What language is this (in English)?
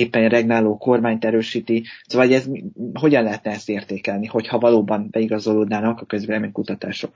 Hungarian